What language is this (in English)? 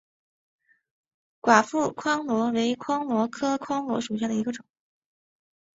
Chinese